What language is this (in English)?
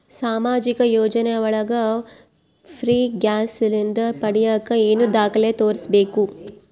Kannada